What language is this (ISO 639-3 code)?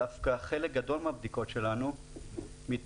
heb